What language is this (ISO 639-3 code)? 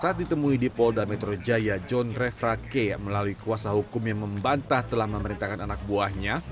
ind